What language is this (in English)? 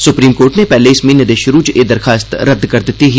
Dogri